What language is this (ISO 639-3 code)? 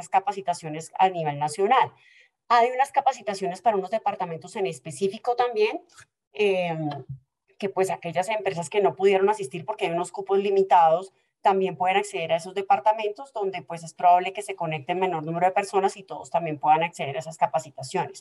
spa